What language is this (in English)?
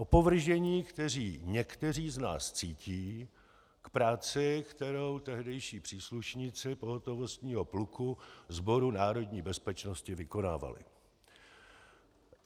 Czech